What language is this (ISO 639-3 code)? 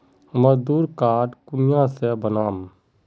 mag